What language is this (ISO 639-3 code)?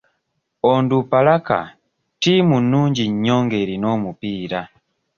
lug